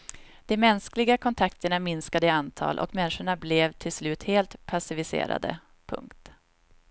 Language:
Swedish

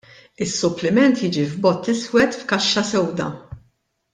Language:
Maltese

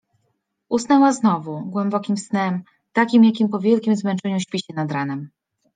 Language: Polish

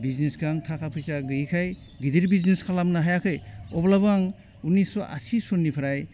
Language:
Bodo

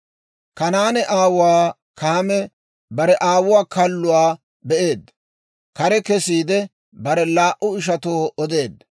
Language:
Dawro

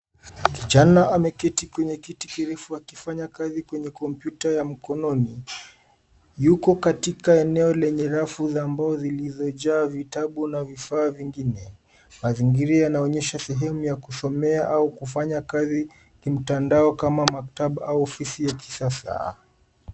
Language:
Swahili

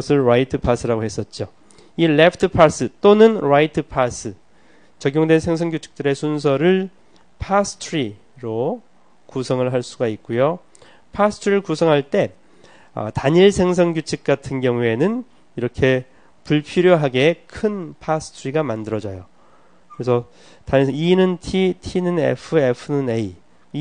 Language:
Korean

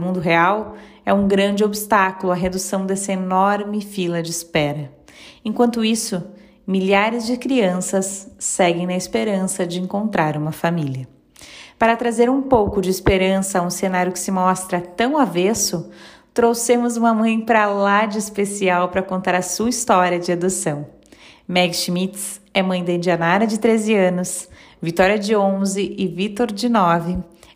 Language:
Portuguese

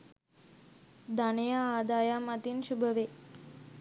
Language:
Sinhala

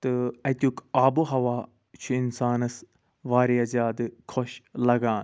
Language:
Kashmiri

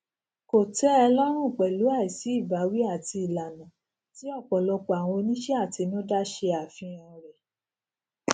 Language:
Yoruba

